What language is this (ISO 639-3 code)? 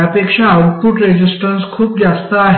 mar